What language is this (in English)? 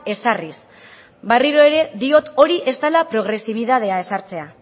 Basque